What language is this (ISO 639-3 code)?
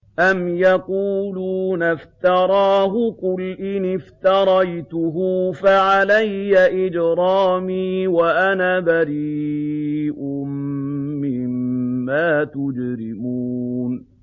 ara